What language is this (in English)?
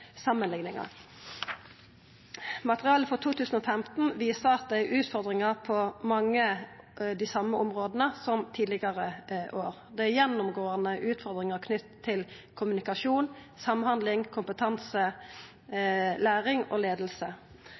Norwegian Nynorsk